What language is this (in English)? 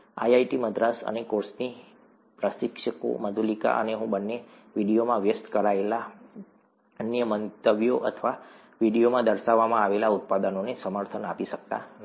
Gujarati